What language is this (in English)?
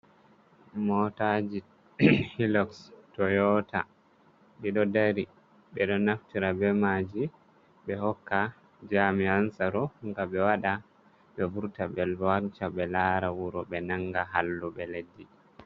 Fula